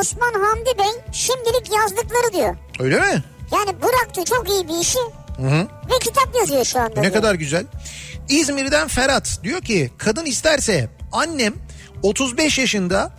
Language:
Turkish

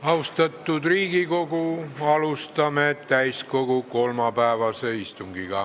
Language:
Estonian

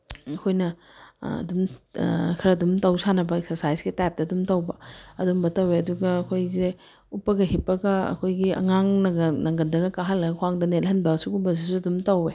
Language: Manipuri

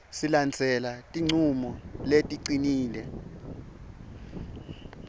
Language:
Swati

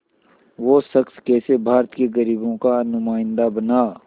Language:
Hindi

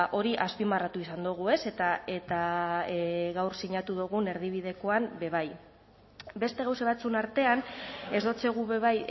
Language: Basque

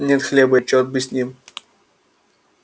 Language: Russian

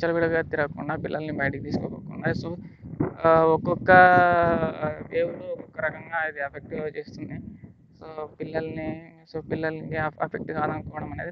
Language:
Indonesian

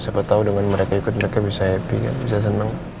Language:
Indonesian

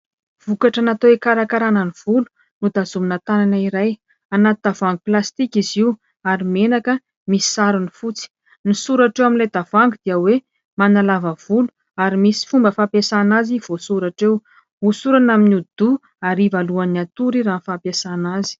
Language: Malagasy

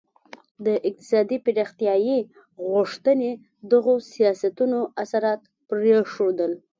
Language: Pashto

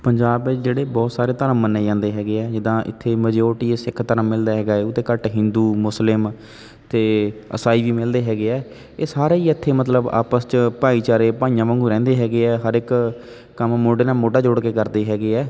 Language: Punjabi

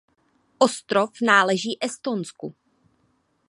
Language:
Czech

